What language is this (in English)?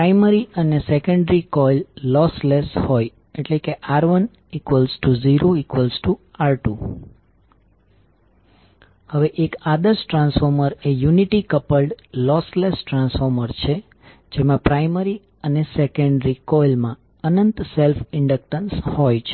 Gujarati